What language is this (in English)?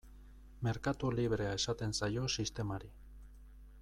Basque